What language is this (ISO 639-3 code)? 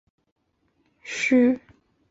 zho